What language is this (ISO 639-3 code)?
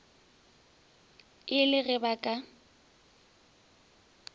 nso